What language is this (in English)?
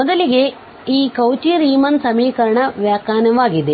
Kannada